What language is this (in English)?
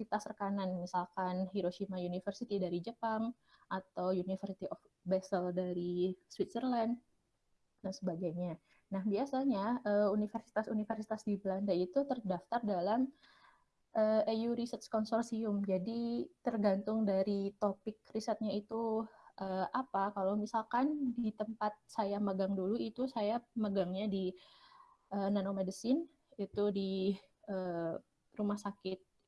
Indonesian